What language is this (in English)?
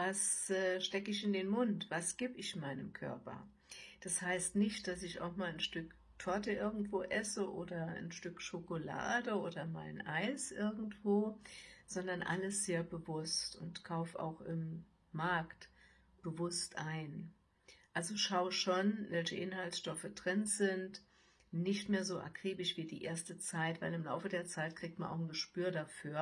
German